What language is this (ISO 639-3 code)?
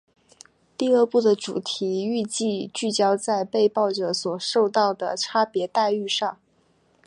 zho